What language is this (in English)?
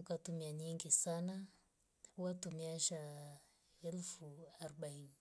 Rombo